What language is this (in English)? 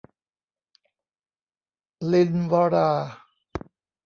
Thai